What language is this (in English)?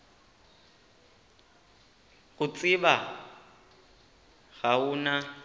Northern Sotho